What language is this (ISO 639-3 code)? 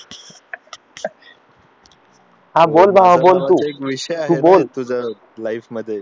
mar